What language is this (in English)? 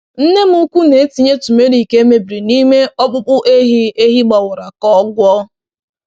Igbo